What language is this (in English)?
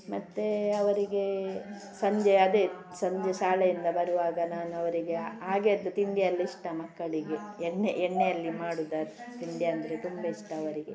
Kannada